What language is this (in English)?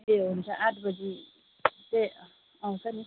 Nepali